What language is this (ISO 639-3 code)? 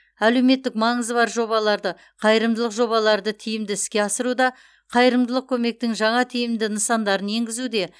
kaz